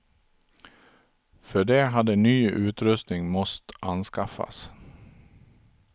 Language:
Swedish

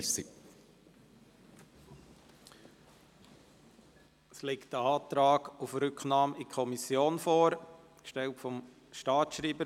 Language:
Swiss German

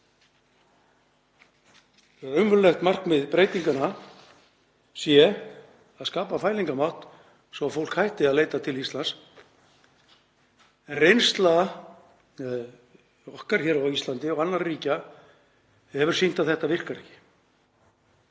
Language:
Icelandic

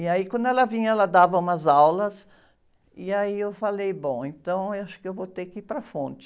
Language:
Portuguese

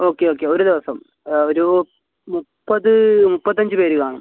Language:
Malayalam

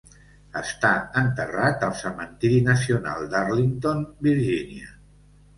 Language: Catalan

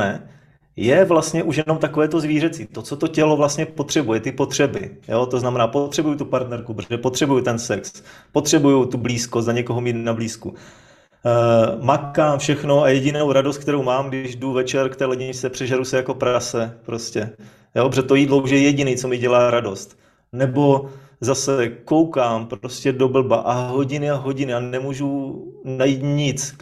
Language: Czech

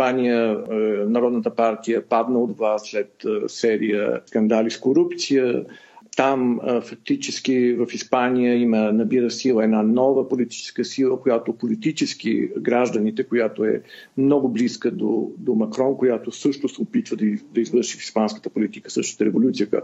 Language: Bulgarian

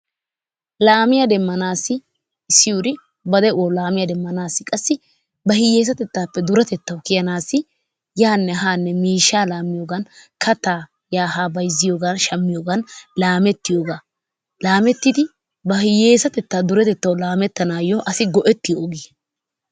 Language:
Wolaytta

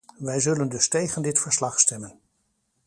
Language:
Dutch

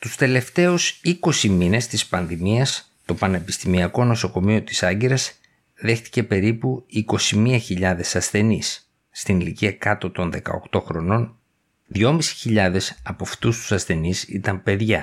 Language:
Greek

